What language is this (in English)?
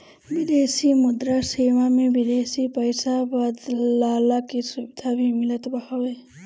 Bhojpuri